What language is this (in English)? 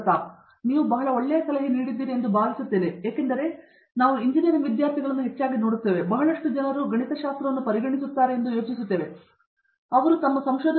Kannada